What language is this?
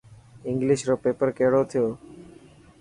Dhatki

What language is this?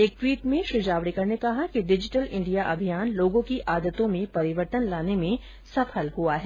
Hindi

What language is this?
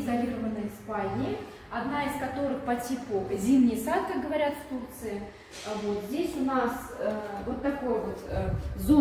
Russian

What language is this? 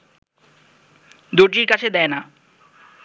Bangla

